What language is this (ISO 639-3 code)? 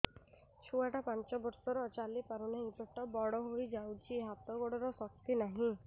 ori